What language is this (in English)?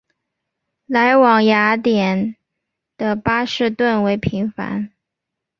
Chinese